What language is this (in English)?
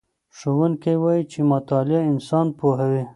Pashto